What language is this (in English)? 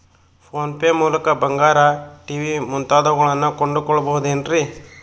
Kannada